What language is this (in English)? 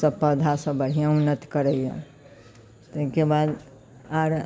Maithili